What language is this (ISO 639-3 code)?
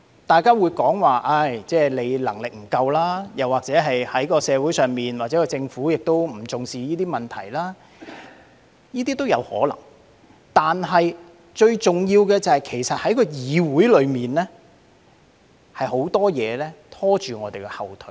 yue